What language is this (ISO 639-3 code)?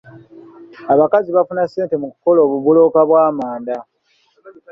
lug